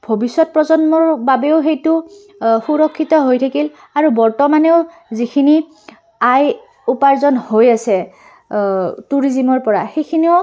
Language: Assamese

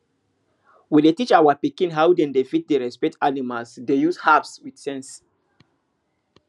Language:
Nigerian Pidgin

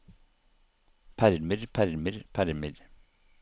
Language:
Norwegian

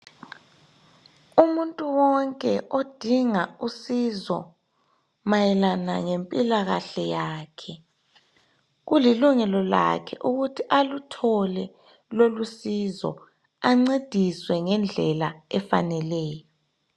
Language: North Ndebele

